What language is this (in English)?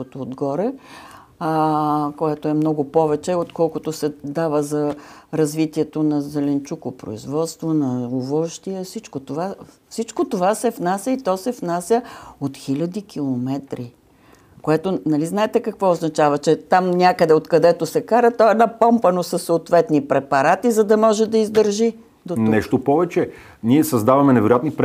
Bulgarian